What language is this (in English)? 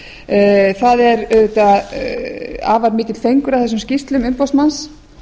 Icelandic